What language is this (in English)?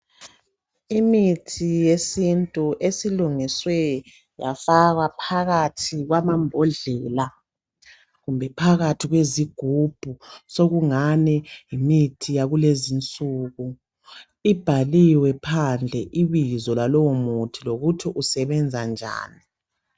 North Ndebele